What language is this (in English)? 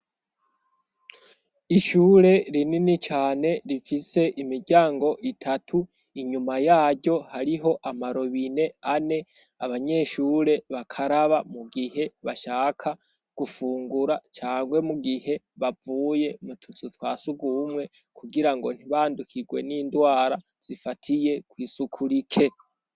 Rundi